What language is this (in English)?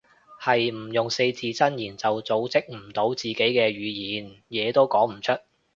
Cantonese